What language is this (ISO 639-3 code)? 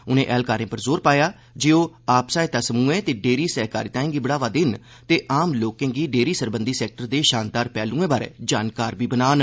doi